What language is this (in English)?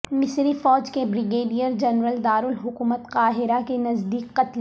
Urdu